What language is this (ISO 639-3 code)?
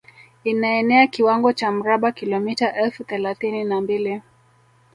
swa